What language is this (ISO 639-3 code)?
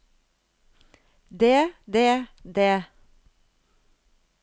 nor